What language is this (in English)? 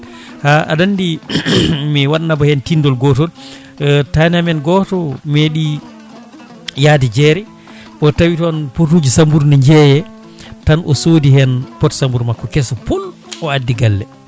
Fula